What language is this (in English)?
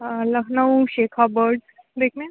Urdu